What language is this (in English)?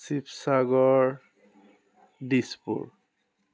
Assamese